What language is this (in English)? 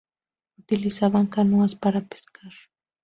Spanish